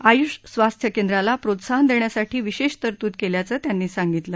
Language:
Marathi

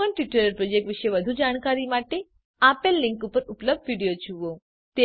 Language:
Gujarati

